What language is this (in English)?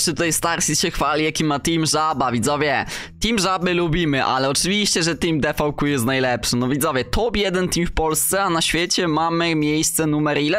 Polish